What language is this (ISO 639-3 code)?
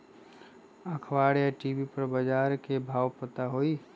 mag